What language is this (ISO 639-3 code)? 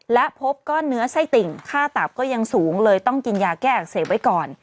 tha